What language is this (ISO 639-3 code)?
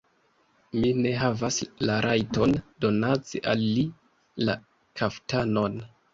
epo